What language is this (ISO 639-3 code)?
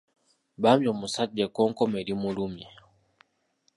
lug